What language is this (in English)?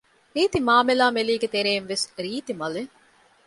Divehi